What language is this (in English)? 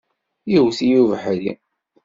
Kabyle